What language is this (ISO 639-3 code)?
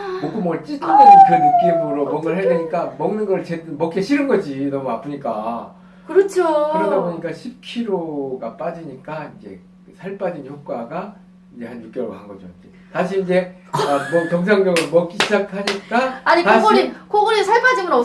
kor